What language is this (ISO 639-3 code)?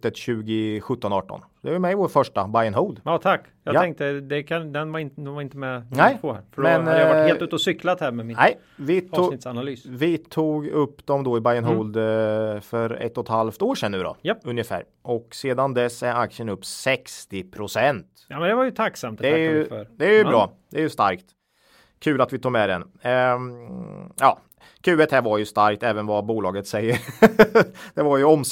swe